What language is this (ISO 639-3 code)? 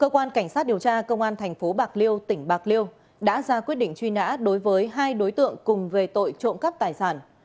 vie